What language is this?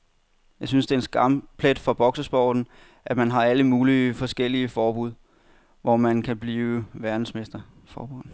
Danish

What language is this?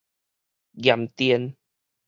Min Nan Chinese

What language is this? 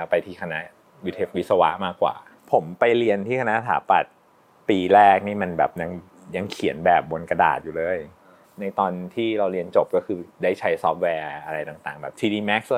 Thai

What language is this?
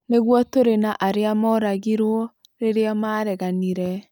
Kikuyu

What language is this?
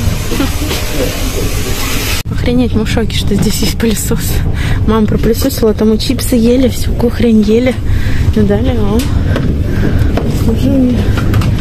Russian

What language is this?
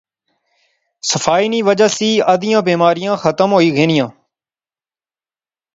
Pahari-Potwari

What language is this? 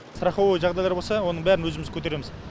Kazakh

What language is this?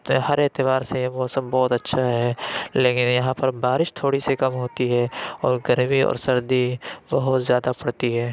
Urdu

